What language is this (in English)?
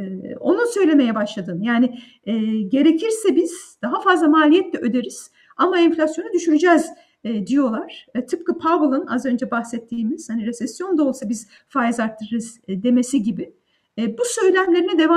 Turkish